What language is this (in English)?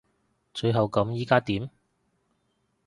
Cantonese